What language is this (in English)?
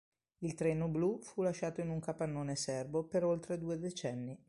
Italian